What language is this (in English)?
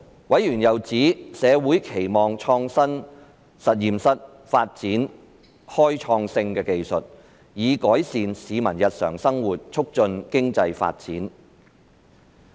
Cantonese